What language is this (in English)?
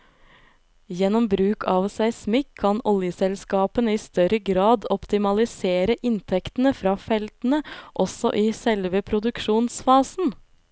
Norwegian